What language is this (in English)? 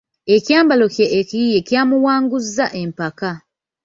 Ganda